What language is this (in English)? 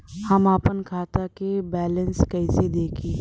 Bhojpuri